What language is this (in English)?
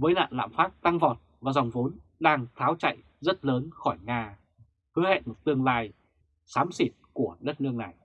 Vietnamese